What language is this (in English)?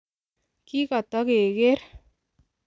Kalenjin